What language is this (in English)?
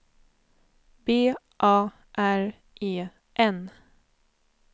Swedish